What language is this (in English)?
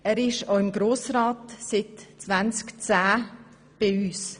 Swiss German